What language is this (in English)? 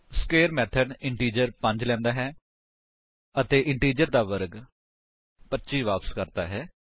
Punjabi